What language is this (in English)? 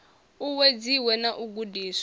Venda